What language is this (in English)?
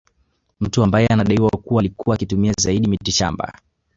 Swahili